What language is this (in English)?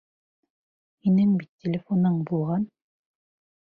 Bashkir